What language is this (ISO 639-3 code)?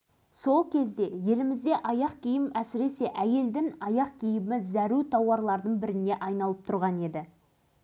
kaz